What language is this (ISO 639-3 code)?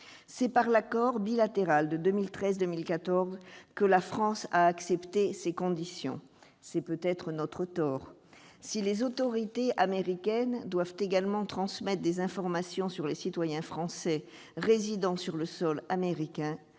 fra